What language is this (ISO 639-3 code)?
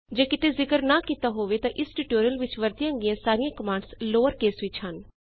pan